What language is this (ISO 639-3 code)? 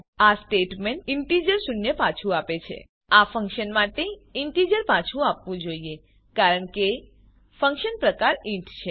guj